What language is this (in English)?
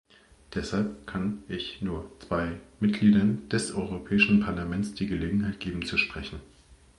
German